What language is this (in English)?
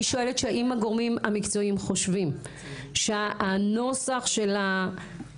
Hebrew